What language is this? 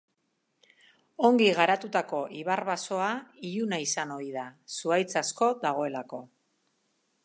Basque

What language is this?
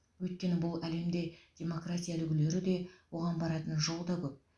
Kazakh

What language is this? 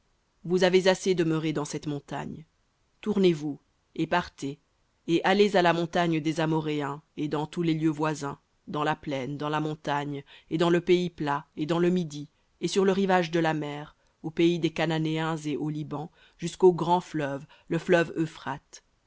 French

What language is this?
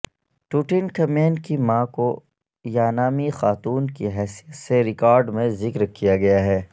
Urdu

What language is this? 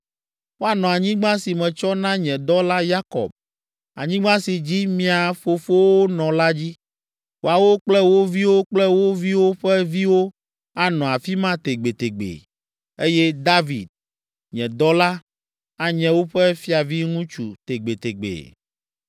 Ewe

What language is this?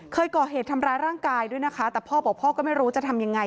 Thai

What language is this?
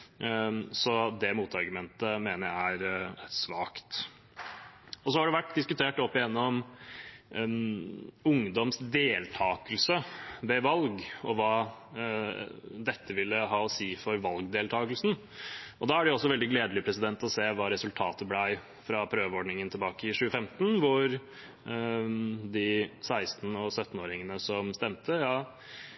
Norwegian Bokmål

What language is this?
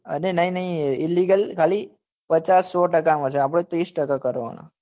Gujarati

